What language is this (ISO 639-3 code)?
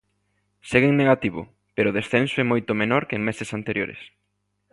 glg